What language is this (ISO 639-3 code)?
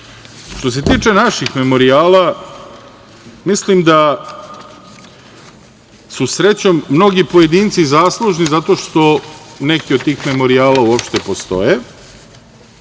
srp